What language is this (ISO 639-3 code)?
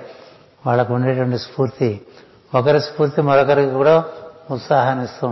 tel